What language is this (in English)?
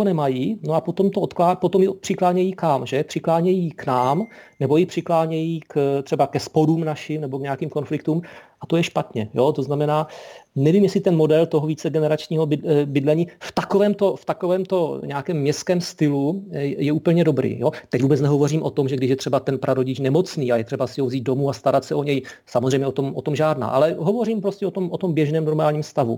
Czech